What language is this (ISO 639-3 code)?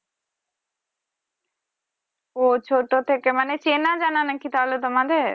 ben